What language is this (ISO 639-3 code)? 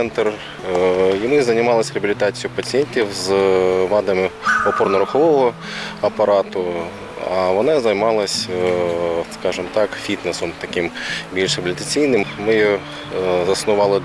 ukr